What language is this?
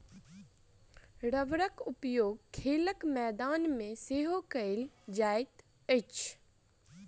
Maithili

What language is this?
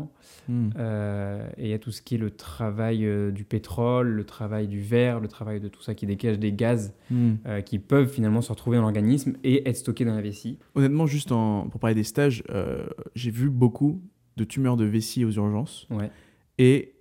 French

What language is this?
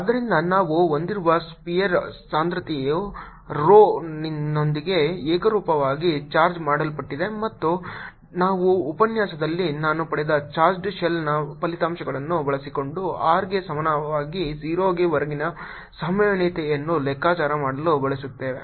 Kannada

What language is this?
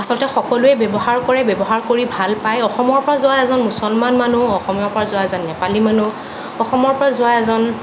Assamese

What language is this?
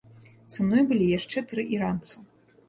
Belarusian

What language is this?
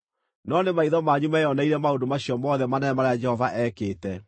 Kikuyu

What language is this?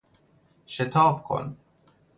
Persian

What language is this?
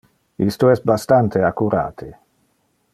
Interlingua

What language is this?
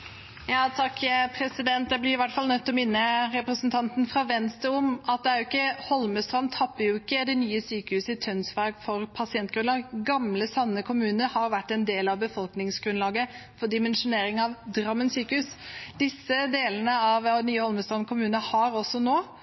Norwegian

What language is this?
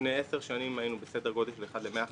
Hebrew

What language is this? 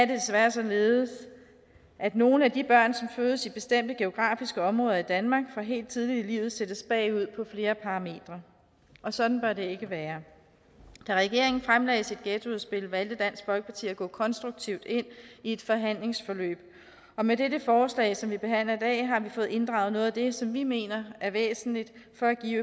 Danish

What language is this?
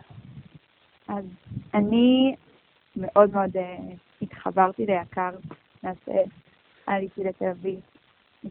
Hebrew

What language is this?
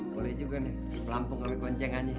Indonesian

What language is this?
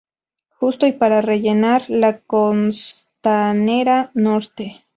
Spanish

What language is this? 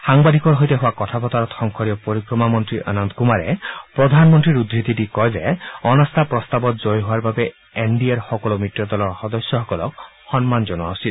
Assamese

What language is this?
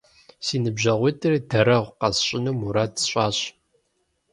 Kabardian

